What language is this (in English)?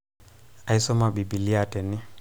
Masai